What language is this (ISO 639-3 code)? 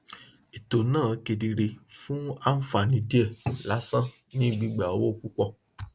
yor